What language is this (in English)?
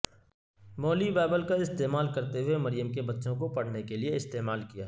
Urdu